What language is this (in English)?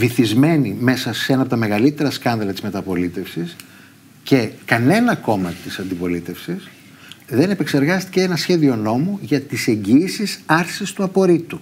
Greek